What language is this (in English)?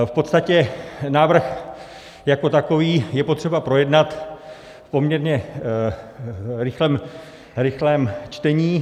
Czech